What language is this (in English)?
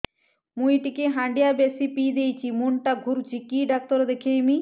Odia